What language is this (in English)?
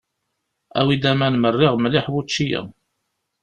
Kabyle